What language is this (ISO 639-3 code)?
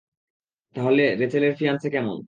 ben